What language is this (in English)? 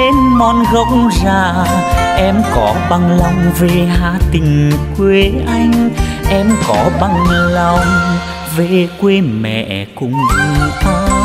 Vietnamese